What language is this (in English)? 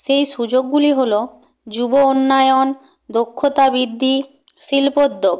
Bangla